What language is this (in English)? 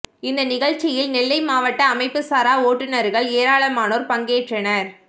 Tamil